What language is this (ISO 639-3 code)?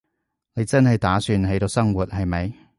yue